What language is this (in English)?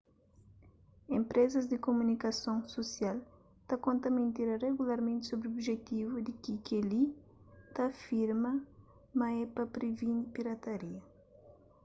Kabuverdianu